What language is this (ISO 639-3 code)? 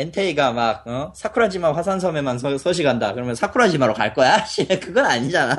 kor